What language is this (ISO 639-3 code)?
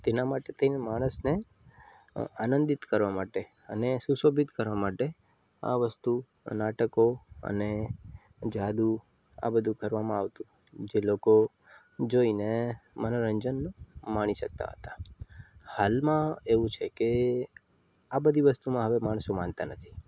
guj